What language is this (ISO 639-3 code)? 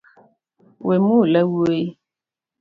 luo